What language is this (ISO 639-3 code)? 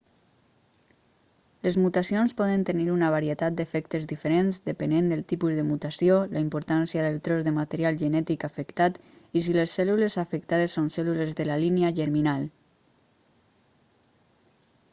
cat